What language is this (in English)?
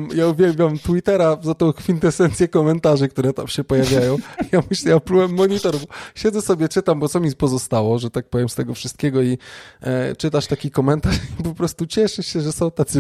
Polish